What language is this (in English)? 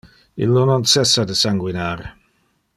Interlingua